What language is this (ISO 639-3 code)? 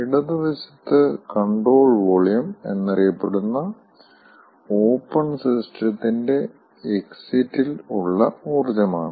mal